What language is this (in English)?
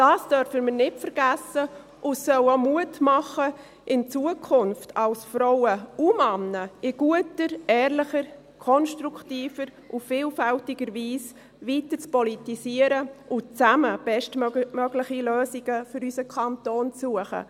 Swiss German